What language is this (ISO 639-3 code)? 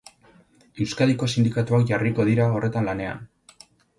eus